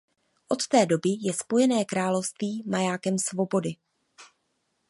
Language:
Czech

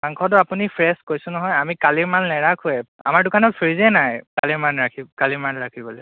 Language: Assamese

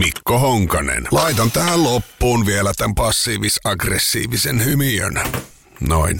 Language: Finnish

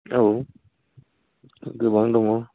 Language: Bodo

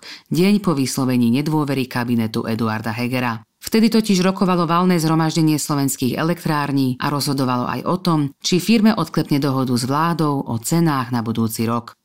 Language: Czech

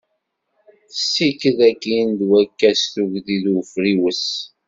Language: Kabyle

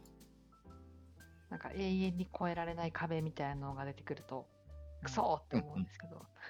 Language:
Japanese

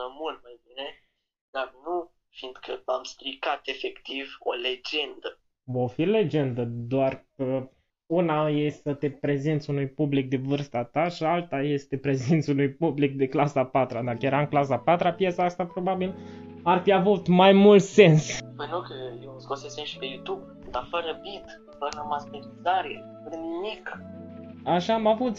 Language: Romanian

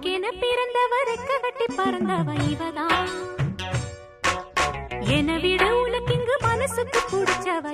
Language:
Tamil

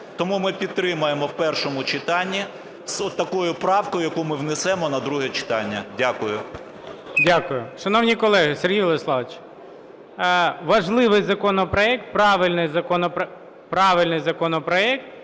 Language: Ukrainian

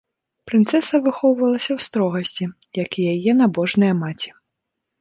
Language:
Belarusian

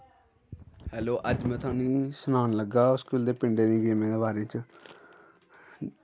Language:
Dogri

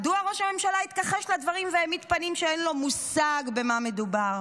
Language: Hebrew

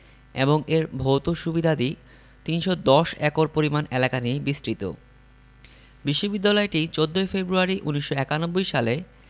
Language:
Bangla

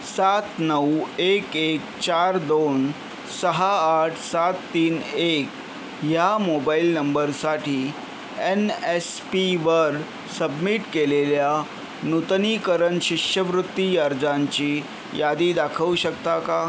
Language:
Marathi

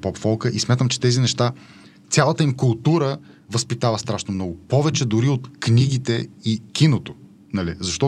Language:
Bulgarian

